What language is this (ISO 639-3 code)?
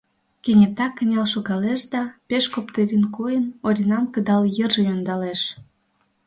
chm